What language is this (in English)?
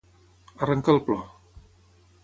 Catalan